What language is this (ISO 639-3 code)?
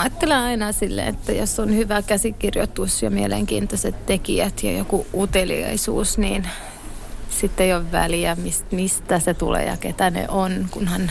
fin